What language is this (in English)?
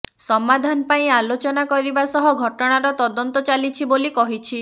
Odia